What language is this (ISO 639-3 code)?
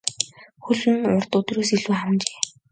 mon